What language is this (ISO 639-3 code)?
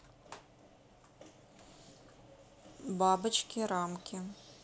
rus